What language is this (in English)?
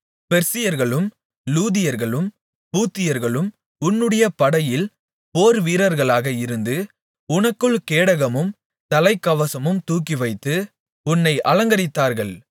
Tamil